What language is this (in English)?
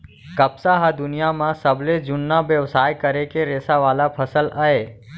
Chhattisgarhi